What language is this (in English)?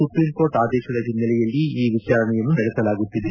Kannada